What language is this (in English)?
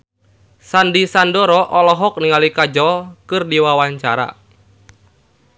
Sundanese